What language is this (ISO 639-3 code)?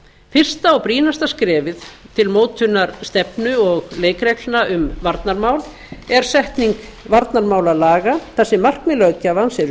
isl